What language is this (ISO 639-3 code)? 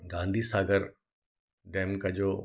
hin